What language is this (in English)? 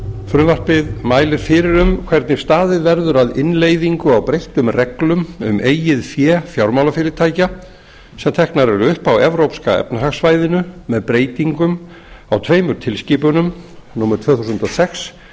Icelandic